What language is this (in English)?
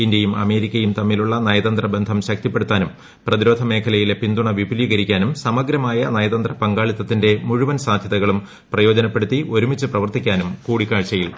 Malayalam